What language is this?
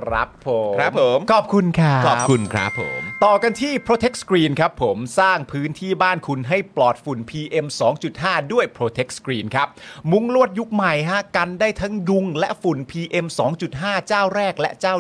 Thai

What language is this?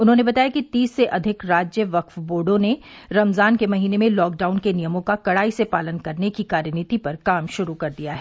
Hindi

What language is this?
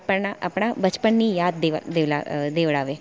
Gujarati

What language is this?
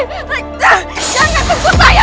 Indonesian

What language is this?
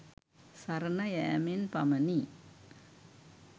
Sinhala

